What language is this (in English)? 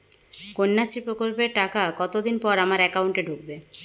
Bangla